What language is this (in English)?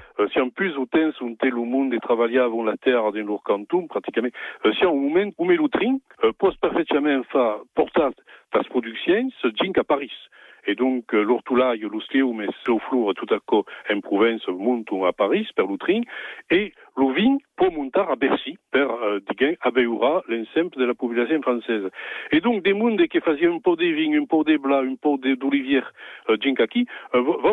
French